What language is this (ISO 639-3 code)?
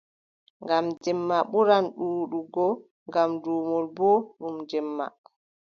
fub